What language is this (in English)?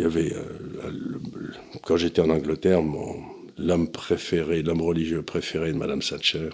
French